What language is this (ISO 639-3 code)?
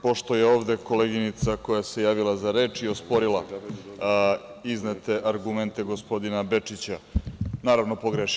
srp